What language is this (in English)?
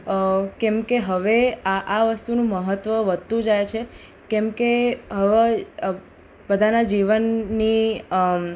Gujarati